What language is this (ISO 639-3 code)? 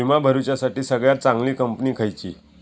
mar